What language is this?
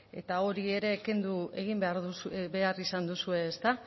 Basque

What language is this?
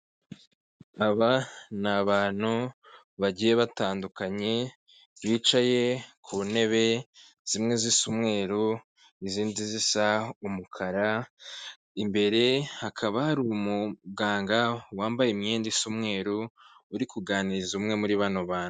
Kinyarwanda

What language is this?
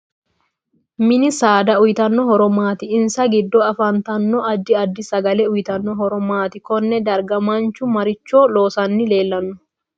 Sidamo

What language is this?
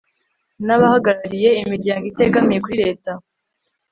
Kinyarwanda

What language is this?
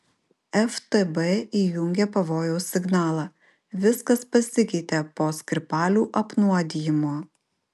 Lithuanian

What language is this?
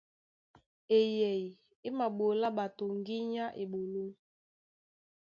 Duala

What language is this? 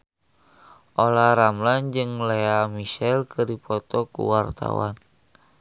Sundanese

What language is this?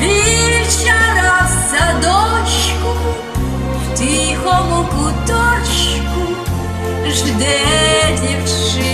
Ukrainian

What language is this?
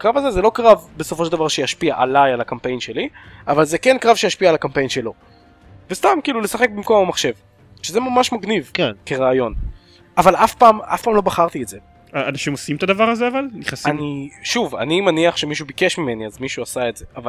Hebrew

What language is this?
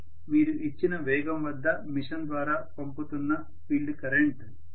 Telugu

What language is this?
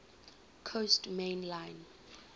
English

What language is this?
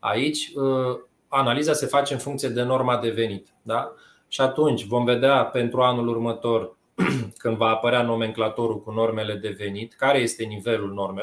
Romanian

